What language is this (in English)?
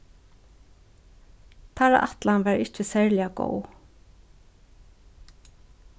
Faroese